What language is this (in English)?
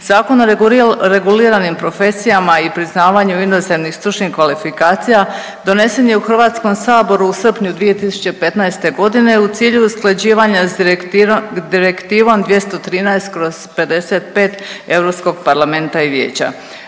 Croatian